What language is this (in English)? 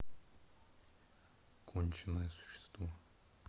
Russian